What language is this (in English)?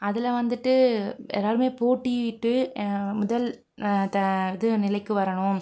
Tamil